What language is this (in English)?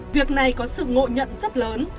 Vietnamese